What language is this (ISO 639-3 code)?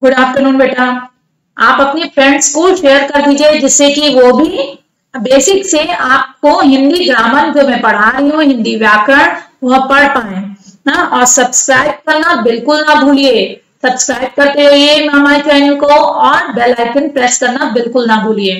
hin